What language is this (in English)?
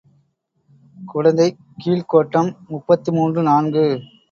Tamil